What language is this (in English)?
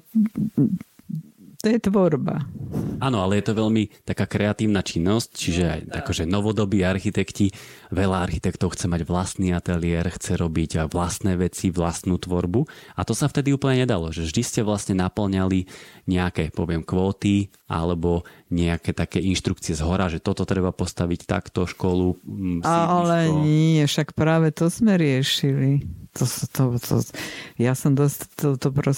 Slovak